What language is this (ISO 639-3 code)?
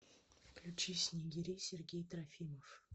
rus